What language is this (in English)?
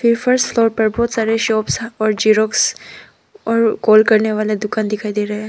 Hindi